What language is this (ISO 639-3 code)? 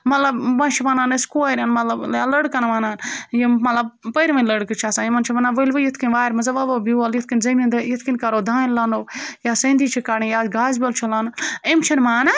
kas